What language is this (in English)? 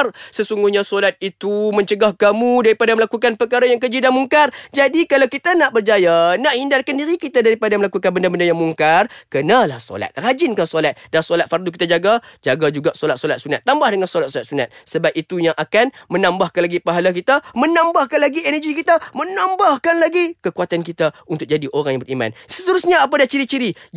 Malay